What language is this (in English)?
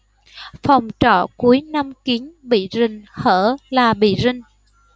Vietnamese